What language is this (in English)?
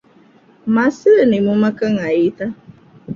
Divehi